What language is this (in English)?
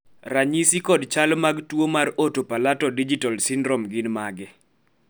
Luo (Kenya and Tanzania)